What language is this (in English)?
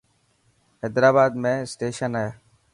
Dhatki